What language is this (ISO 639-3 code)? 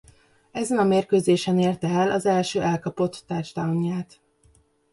hun